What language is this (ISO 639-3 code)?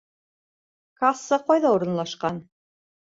bak